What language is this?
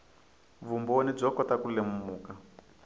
Tsonga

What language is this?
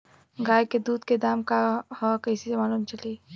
Bhojpuri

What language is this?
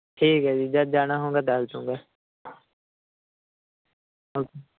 Punjabi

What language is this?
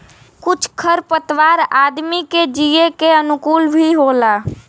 Bhojpuri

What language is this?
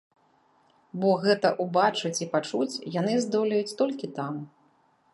Belarusian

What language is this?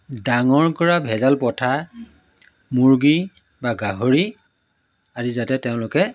Assamese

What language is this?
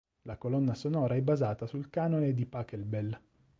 Italian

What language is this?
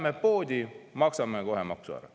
Estonian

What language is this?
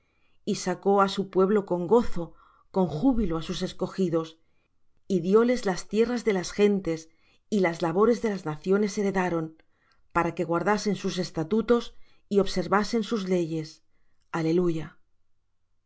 Spanish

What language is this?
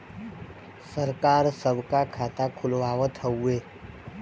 Bhojpuri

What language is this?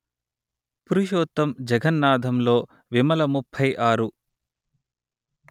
Telugu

